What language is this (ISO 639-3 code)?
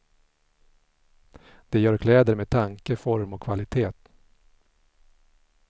swe